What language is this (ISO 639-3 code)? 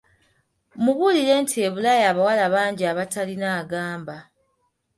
lug